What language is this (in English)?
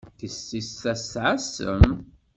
Kabyle